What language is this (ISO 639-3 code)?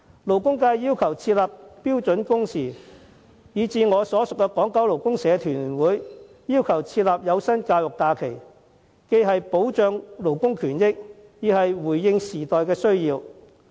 yue